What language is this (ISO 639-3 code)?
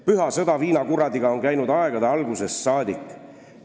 est